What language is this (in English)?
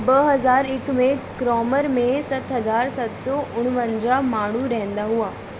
Sindhi